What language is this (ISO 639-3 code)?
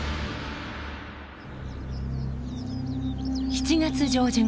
jpn